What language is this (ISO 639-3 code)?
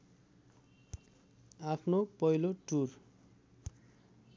nep